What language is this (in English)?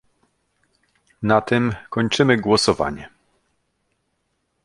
Polish